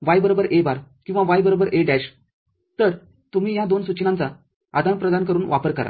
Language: Marathi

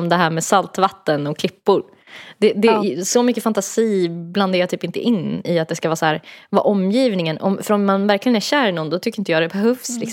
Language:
Swedish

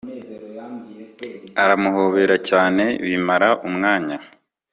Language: Kinyarwanda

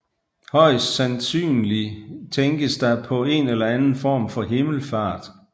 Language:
Danish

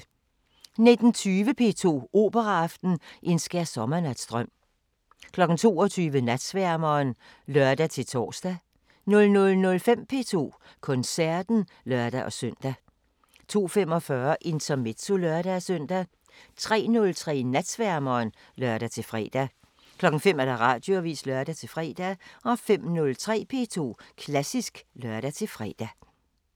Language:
Danish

